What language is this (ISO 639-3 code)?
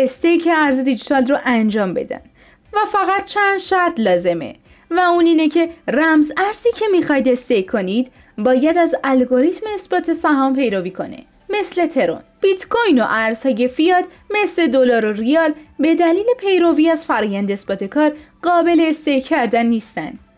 fas